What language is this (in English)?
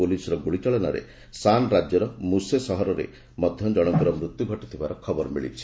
Odia